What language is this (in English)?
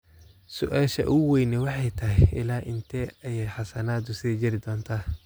Somali